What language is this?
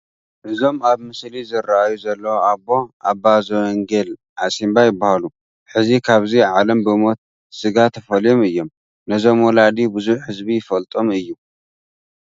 Tigrinya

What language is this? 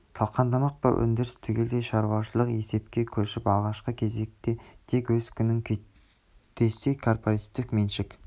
Kazakh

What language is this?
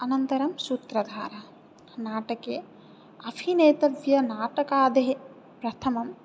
Sanskrit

